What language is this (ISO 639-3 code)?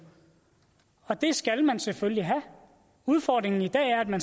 dan